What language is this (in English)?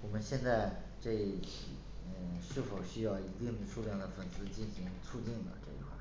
Chinese